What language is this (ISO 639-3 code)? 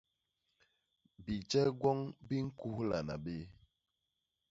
bas